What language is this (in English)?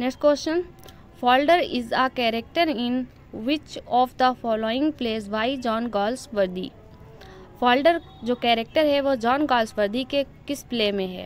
Hindi